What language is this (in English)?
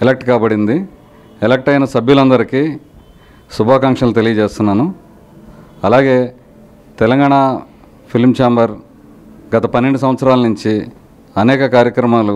Telugu